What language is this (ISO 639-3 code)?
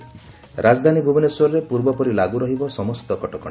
ori